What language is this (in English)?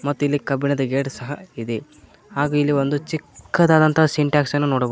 Kannada